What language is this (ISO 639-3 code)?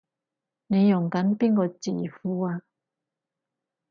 yue